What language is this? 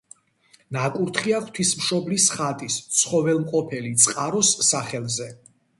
Georgian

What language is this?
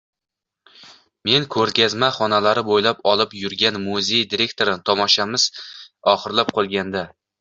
Uzbek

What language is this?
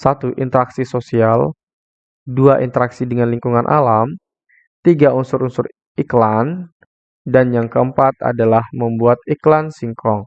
Indonesian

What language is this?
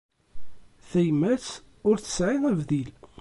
Kabyle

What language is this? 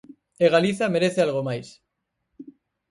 Galician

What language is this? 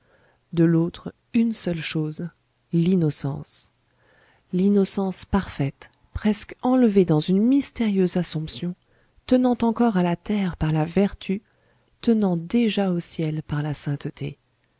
French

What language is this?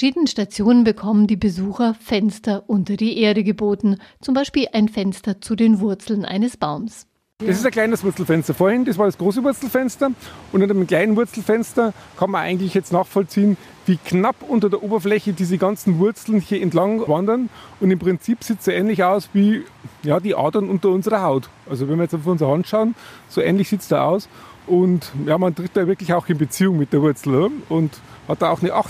German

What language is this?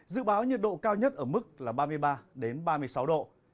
Vietnamese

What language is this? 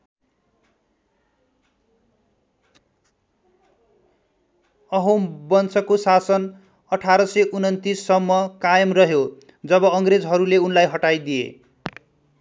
Nepali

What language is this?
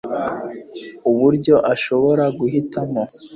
Kinyarwanda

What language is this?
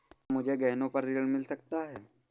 Hindi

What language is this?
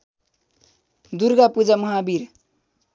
Nepali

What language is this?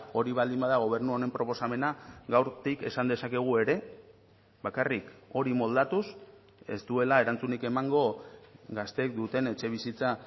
Basque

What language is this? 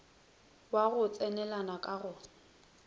Northern Sotho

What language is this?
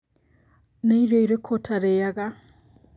Kikuyu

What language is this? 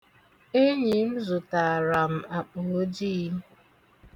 Igbo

